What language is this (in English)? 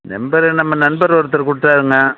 Tamil